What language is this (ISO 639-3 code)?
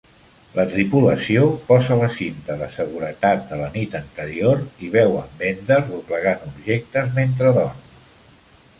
cat